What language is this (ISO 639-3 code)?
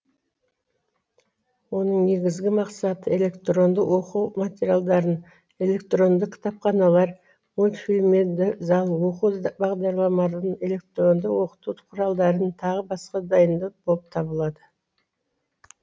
kaz